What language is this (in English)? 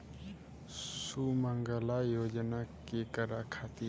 Bhojpuri